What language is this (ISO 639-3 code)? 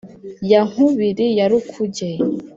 kin